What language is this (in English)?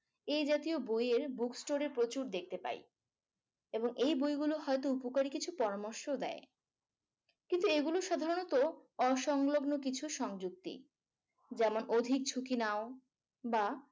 Bangla